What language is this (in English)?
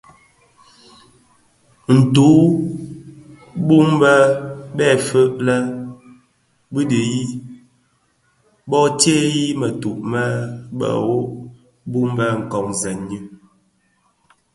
Bafia